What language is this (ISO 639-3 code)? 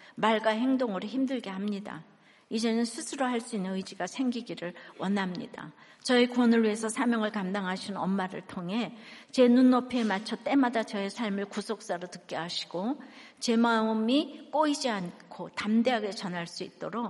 kor